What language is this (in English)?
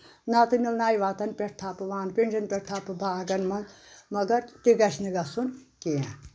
Kashmiri